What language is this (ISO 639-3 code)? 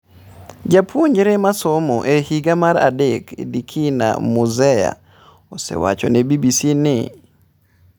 luo